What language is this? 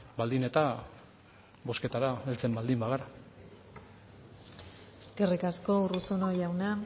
Basque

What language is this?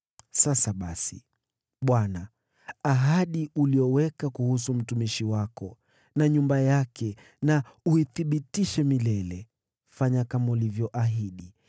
Swahili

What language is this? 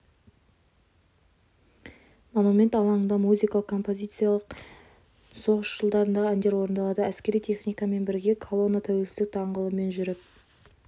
Kazakh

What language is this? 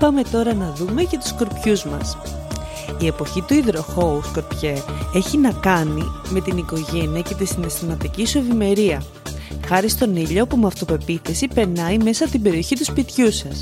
Greek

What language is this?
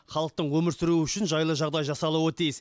Kazakh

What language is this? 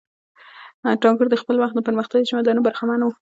Pashto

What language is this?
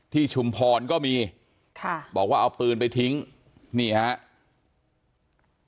Thai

